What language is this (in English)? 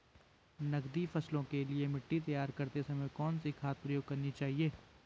Hindi